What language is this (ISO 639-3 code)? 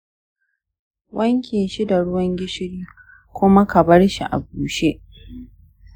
hau